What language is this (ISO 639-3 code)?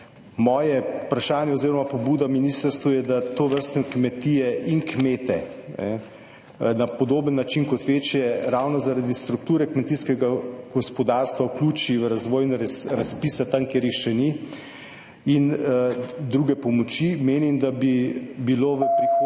slv